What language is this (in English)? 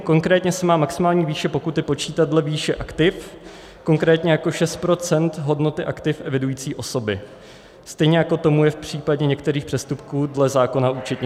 Czech